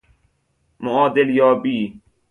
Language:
Persian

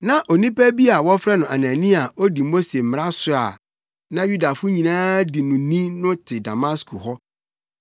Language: Akan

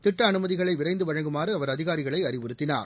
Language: Tamil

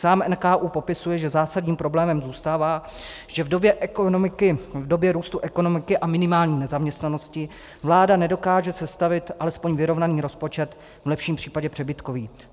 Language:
Czech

